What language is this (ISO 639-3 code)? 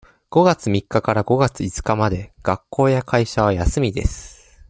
jpn